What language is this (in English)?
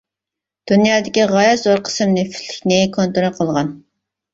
Uyghur